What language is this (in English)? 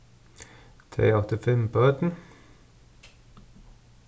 Faroese